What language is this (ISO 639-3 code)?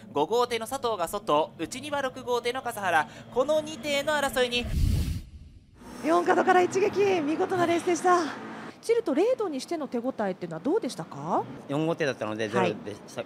jpn